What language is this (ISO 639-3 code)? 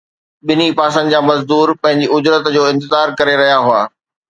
snd